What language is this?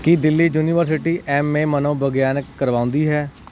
Punjabi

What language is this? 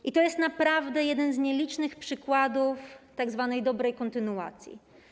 Polish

